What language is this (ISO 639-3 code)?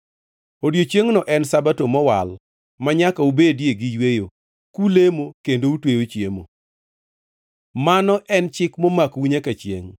luo